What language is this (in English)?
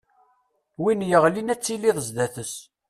Kabyle